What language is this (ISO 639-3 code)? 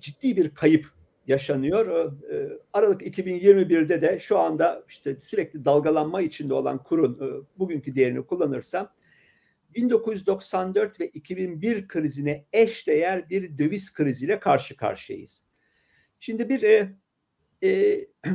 tur